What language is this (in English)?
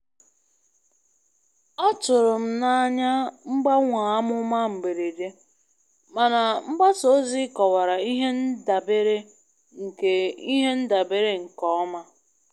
Igbo